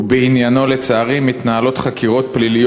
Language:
Hebrew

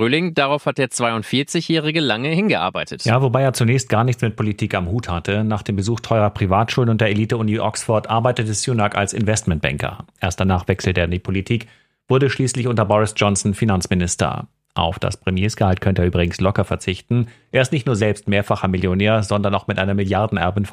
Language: German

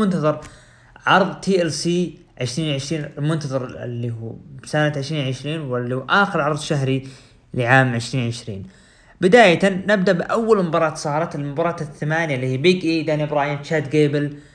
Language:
Arabic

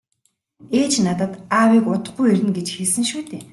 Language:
Mongolian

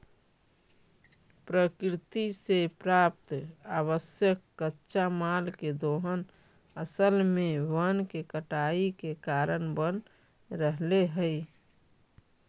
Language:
Magahi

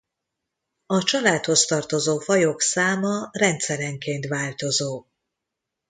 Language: Hungarian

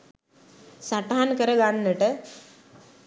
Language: Sinhala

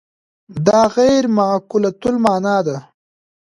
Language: Pashto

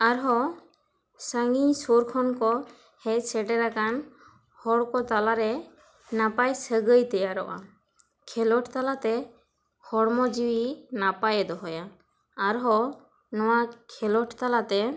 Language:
Santali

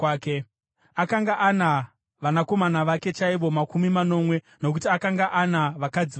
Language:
Shona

